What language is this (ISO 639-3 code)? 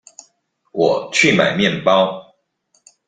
zho